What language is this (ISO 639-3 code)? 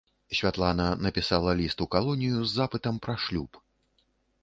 bel